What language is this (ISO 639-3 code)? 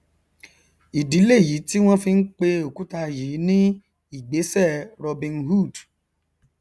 yor